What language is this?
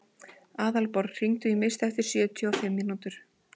Icelandic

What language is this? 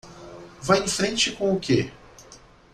Portuguese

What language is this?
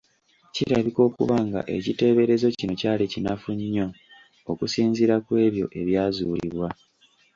Ganda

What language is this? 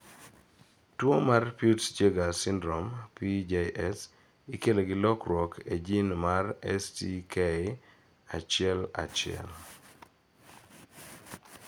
Luo (Kenya and Tanzania)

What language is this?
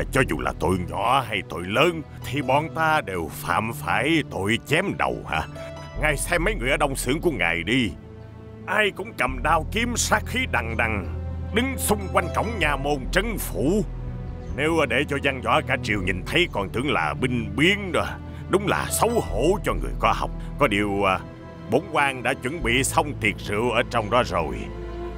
Vietnamese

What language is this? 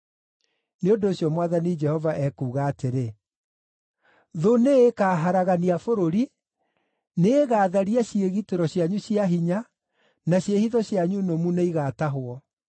Kikuyu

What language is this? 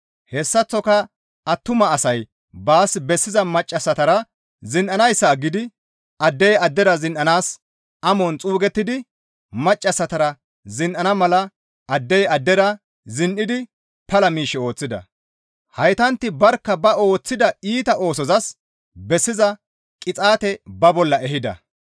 Gamo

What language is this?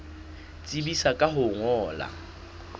Southern Sotho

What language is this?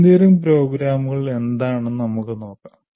Malayalam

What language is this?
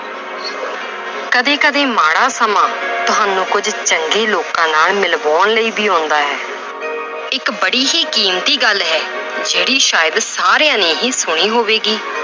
Punjabi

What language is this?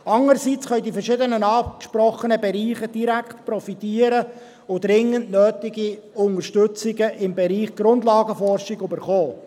Swiss German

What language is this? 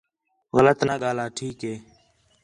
Khetrani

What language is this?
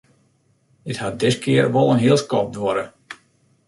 Western Frisian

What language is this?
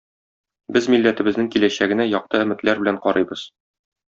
Tatar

